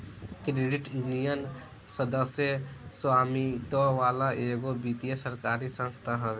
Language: Bhojpuri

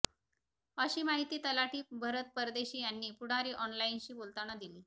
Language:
Marathi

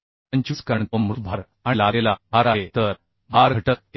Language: Marathi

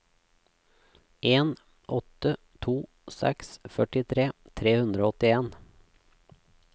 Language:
Norwegian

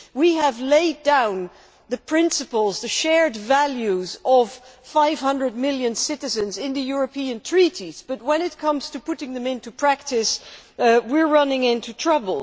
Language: English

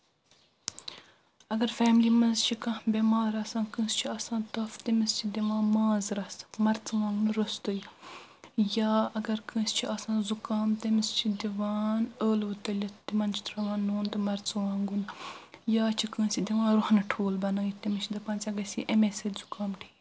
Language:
Kashmiri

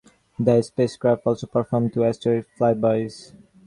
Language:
English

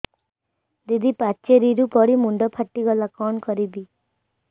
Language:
Odia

